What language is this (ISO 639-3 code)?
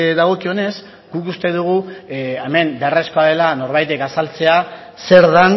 eus